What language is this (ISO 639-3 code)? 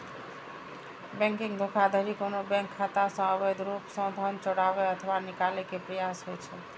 mai